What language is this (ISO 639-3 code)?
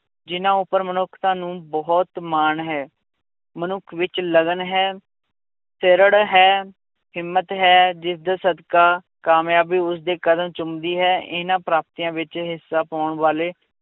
pan